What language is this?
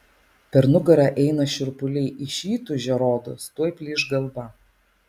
Lithuanian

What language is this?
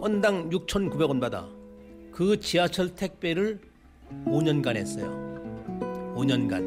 Korean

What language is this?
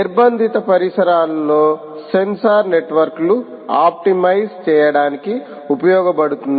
Telugu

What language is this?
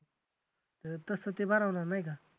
Marathi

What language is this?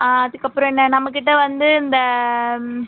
Tamil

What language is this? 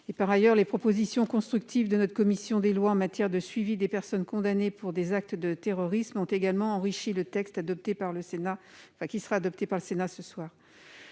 French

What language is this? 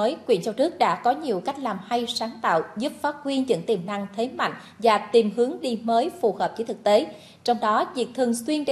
Vietnamese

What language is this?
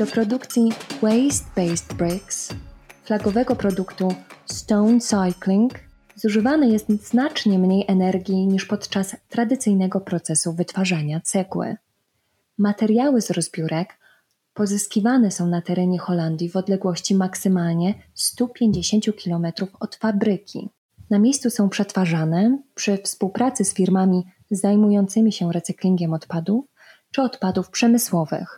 Polish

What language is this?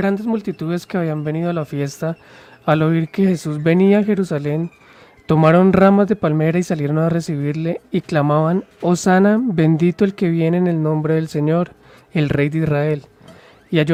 Spanish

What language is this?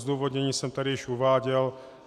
Czech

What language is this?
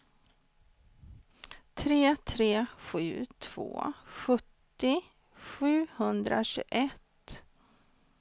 Swedish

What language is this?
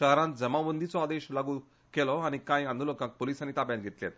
Konkani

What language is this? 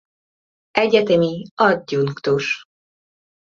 Hungarian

